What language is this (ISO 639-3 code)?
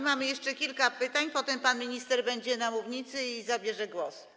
pol